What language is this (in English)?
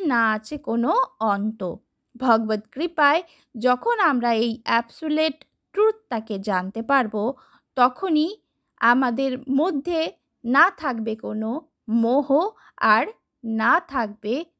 Bangla